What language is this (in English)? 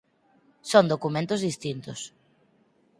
Galician